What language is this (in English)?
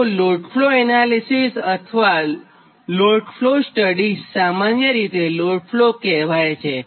Gujarati